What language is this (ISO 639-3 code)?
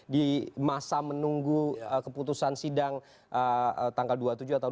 ind